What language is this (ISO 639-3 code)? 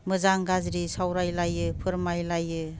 brx